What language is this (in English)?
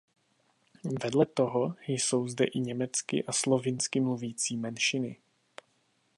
Czech